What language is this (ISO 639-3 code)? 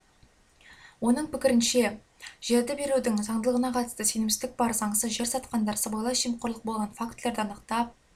kaz